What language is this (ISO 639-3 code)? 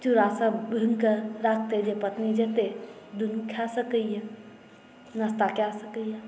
mai